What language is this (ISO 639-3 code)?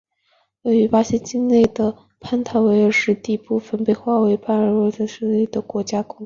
zho